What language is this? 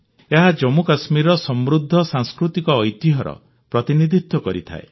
Odia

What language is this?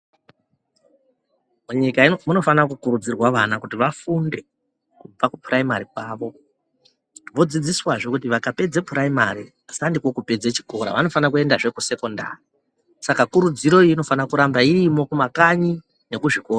Ndau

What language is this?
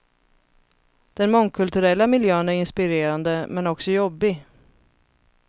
Swedish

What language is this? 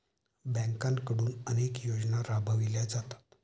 Marathi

